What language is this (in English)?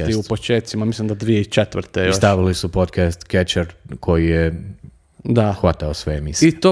Croatian